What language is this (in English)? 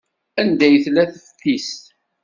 Kabyle